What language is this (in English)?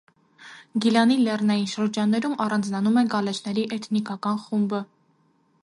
Armenian